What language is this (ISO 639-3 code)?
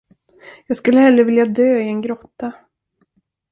swe